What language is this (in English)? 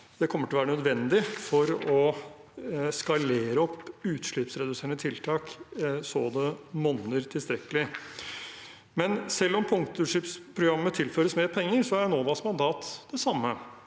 Norwegian